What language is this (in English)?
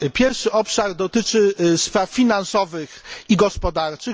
Polish